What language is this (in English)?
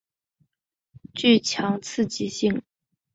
Chinese